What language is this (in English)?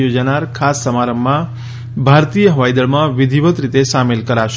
Gujarati